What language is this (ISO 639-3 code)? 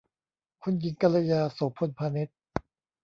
tha